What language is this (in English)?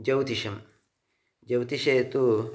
Sanskrit